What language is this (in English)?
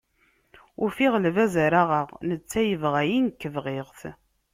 Kabyle